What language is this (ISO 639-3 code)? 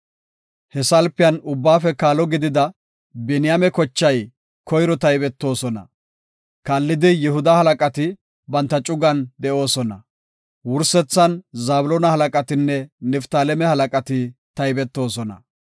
gof